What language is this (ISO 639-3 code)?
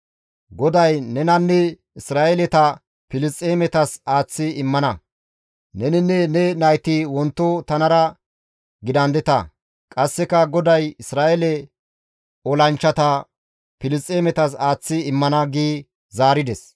gmv